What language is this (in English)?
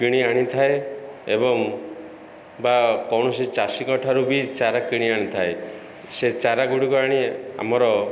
Odia